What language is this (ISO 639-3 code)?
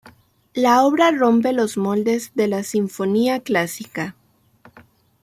spa